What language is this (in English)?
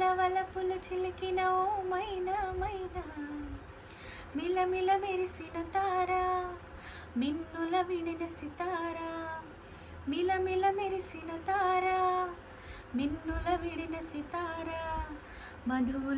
Telugu